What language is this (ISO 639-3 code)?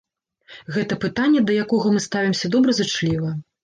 bel